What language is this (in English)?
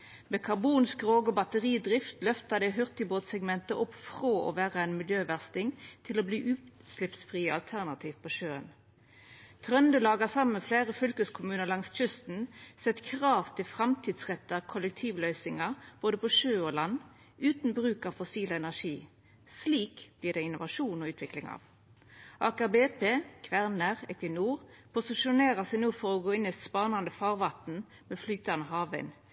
Norwegian Nynorsk